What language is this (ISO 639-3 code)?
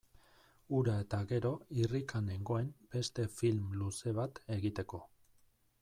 eus